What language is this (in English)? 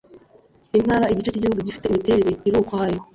Kinyarwanda